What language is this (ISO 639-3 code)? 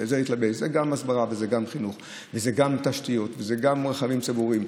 heb